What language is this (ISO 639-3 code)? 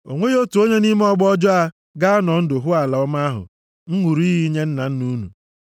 ibo